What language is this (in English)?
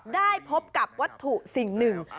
Thai